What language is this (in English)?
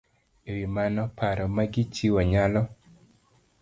Luo (Kenya and Tanzania)